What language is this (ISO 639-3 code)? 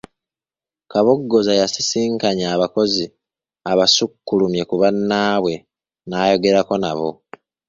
lug